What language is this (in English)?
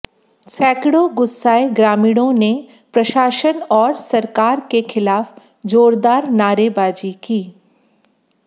Hindi